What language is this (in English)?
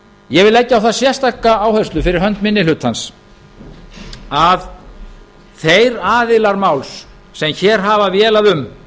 Icelandic